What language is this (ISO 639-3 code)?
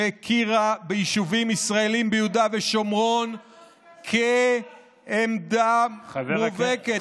heb